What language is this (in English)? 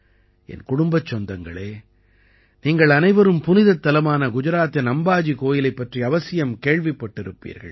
Tamil